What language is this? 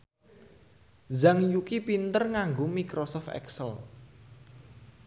Javanese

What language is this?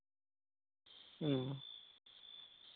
Santali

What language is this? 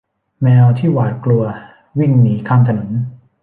Thai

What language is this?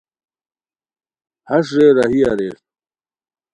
Khowar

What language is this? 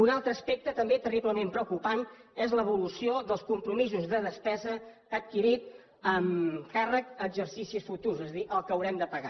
Catalan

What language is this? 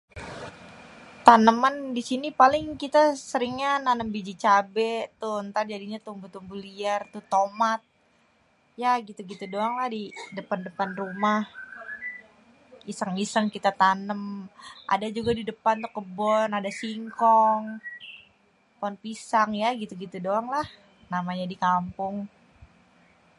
Betawi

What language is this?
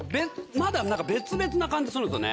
Japanese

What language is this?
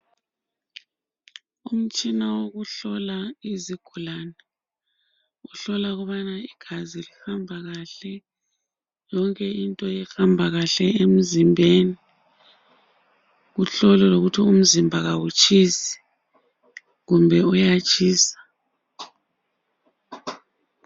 North Ndebele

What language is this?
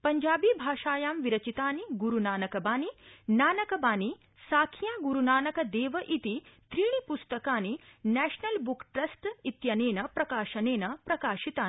Sanskrit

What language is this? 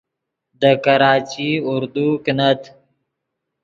Yidgha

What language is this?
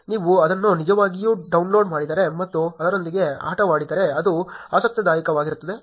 Kannada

